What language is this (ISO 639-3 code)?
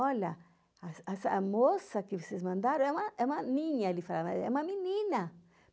por